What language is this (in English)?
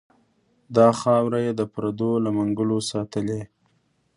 Pashto